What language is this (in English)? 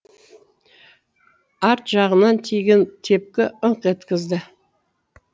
Kazakh